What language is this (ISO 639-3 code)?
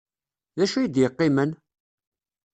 kab